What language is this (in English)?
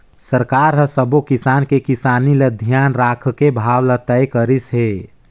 Chhattisgarhi